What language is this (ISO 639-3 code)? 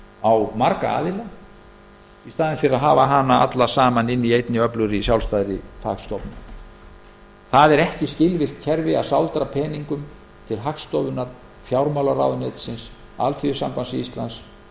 isl